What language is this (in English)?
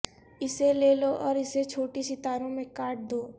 Urdu